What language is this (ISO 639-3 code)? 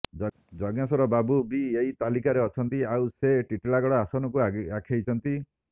ori